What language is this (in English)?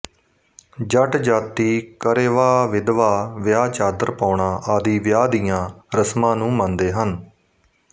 Punjabi